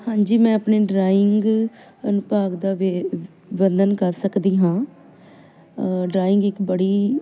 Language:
Punjabi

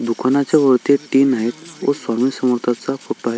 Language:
Marathi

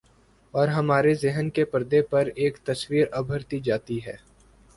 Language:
Urdu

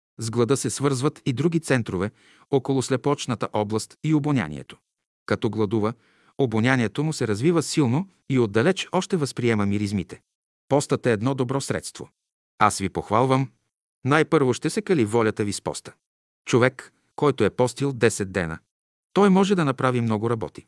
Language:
Bulgarian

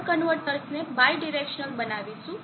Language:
Gujarati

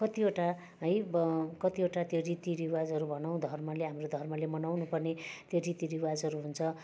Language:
Nepali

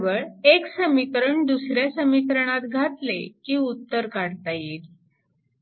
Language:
Marathi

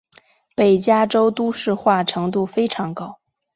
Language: Chinese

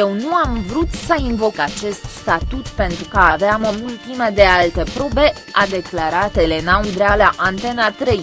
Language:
Romanian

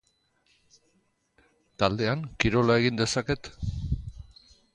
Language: Basque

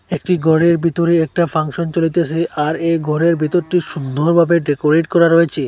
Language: Bangla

